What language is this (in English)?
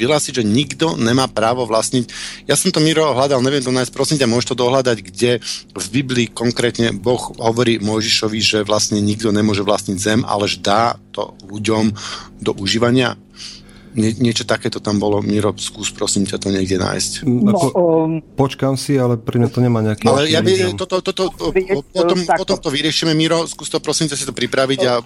Slovak